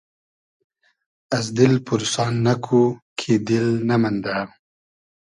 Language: Hazaragi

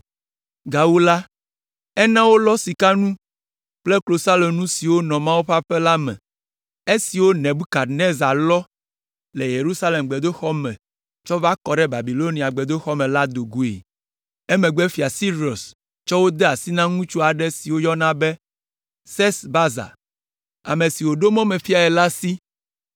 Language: Ewe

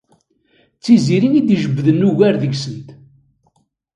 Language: Kabyle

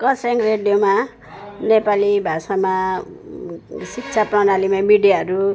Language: Nepali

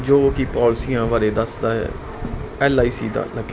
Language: Punjabi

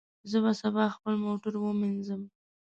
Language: Pashto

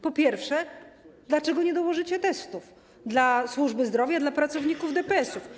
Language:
Polish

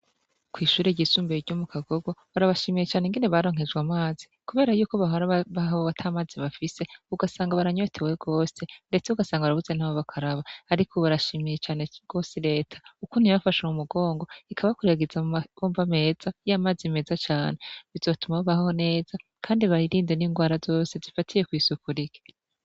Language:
Rundi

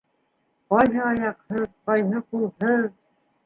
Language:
Bashkir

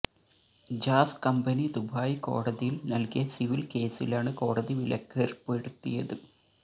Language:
Malayalam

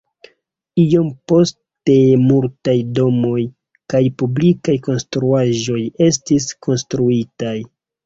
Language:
Esperanto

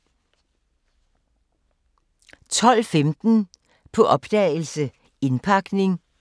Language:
Danish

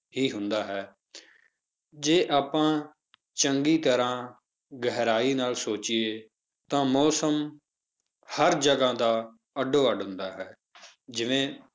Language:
Punjabi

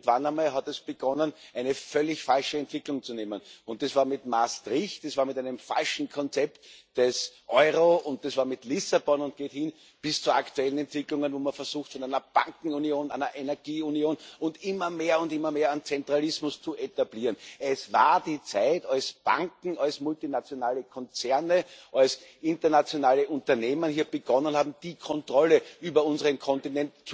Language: German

